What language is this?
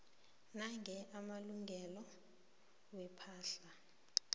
South Ndebele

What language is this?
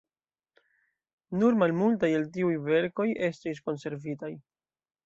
Esperanto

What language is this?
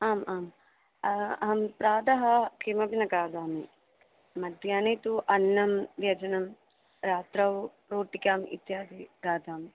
Sanskrit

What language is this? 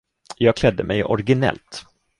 Swedish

